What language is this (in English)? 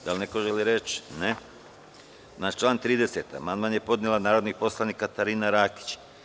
Serbian